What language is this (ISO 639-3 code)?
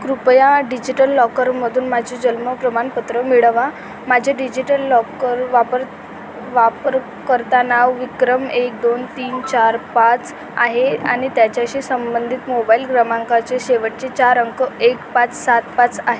mar